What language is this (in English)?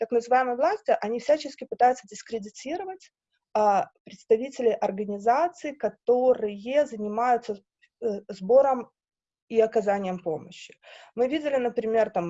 Russian